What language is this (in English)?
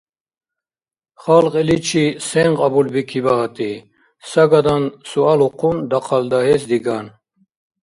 Dargwa